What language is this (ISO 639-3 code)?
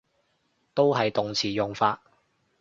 yue